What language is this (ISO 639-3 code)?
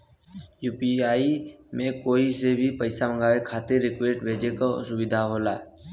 bho